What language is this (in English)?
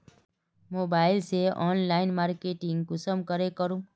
Magahi